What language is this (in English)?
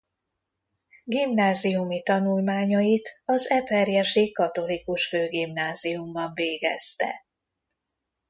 Hungarian